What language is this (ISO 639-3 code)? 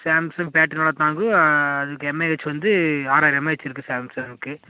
tam